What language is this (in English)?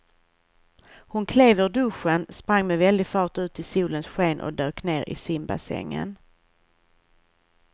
Swedish